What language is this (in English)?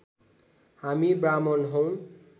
Nepali